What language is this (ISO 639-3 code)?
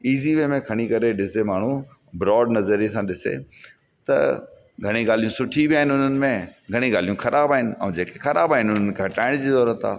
snd